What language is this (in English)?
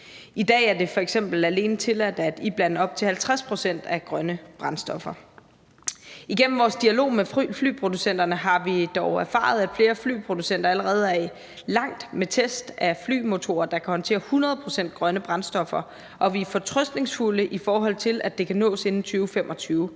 Danish